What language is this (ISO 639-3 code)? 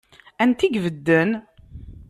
kab